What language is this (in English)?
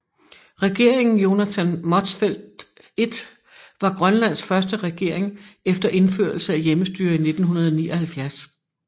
Danish